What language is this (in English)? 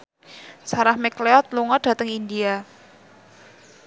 Javanese